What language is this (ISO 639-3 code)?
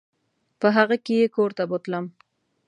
pus